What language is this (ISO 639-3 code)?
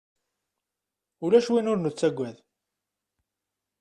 kab